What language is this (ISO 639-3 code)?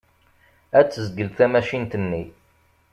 kab